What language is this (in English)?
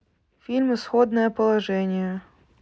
Russian